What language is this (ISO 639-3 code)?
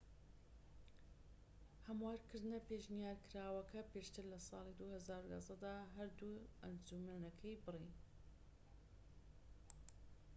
ckb